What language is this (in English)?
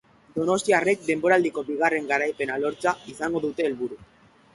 Basque